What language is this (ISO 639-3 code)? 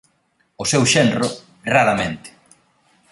glg